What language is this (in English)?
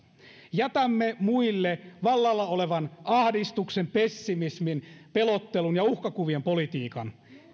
Finnish